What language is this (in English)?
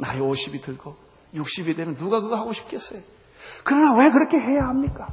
Korean